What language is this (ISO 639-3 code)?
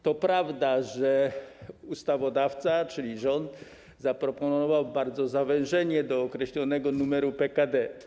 pol